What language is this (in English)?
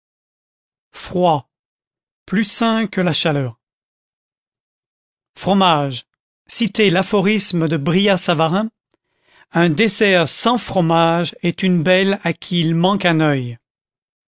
French